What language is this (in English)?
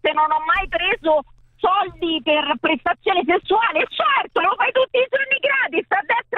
Italian